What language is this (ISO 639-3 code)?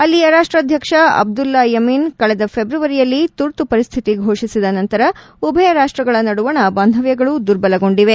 kan